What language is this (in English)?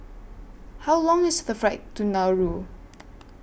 English